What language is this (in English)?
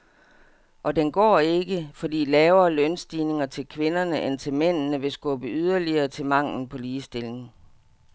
Danish